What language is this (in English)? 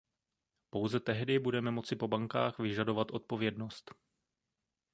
Czech